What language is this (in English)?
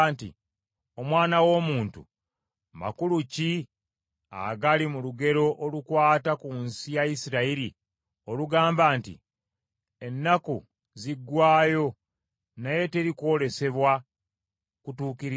Ganda